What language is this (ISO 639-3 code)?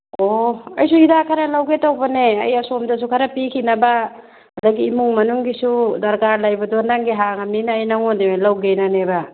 mni